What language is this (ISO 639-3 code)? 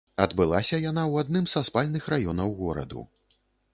bel